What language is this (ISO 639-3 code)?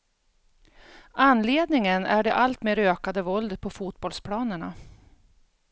swe